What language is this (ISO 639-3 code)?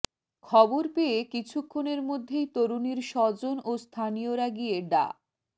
ben